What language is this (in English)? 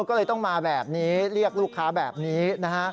Thai